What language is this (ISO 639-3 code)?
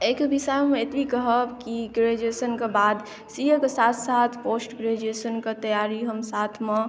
mai